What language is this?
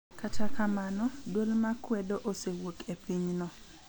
Luo (Kenya and Tanzania)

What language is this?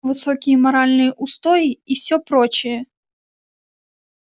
Russian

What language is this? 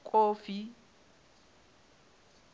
Southern Sotho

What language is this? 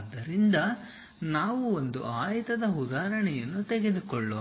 Kannada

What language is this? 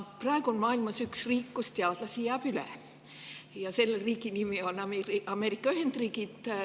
Estonian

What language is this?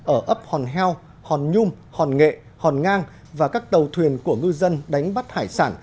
Vietnamese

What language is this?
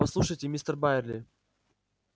Russian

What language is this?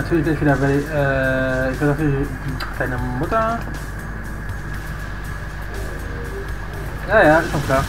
German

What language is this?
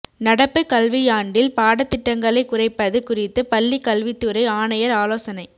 Tamil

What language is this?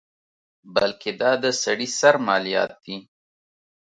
Pashto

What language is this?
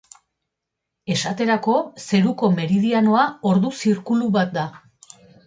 Basque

